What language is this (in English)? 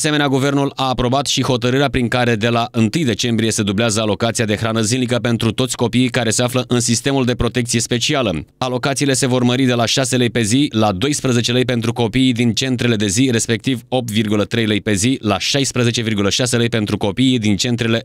Romanian